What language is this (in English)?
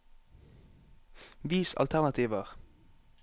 Norwegian